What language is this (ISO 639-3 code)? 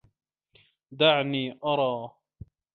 ara